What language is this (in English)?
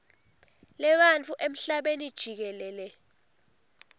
Swati